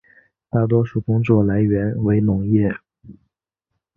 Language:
Chinese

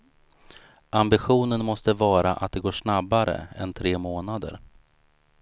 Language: Swedish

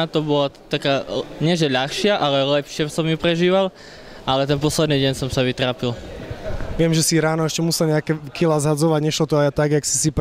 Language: Slovak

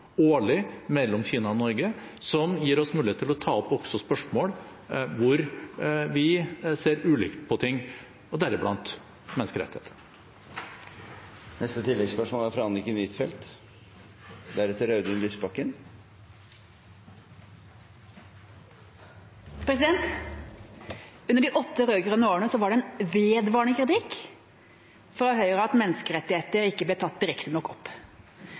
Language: Norwegian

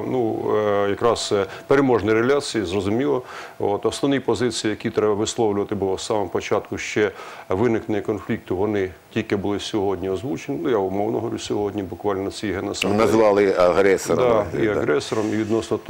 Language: Ukrainian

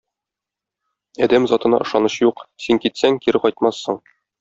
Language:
Tatar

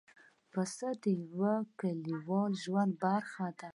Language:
Pashto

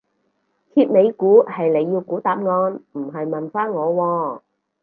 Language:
Cantonese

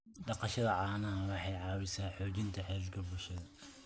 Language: Somali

